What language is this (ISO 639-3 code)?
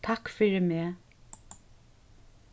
fao